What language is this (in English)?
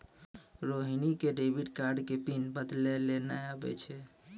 Maithili